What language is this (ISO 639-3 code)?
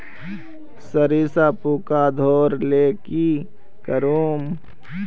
mag